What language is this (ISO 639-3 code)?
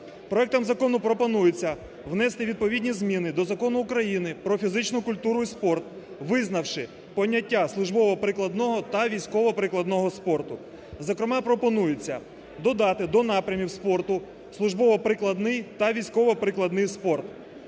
ukr